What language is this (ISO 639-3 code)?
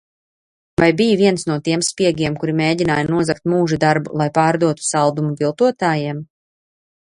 lav